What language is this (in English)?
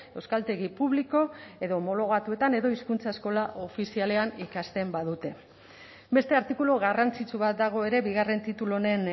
Basque